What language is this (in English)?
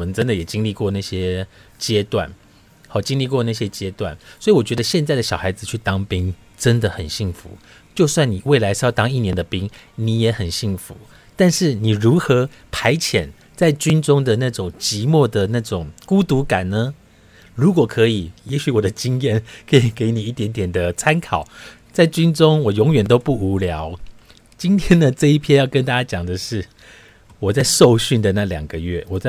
Chinese